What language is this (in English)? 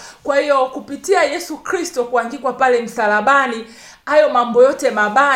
Swahili